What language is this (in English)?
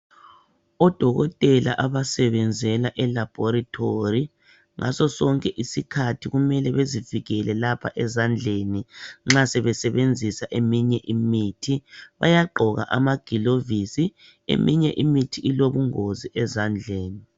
North Ndebele